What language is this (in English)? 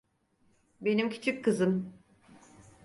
Turkish